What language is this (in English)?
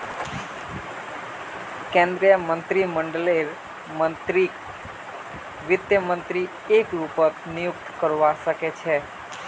Magahi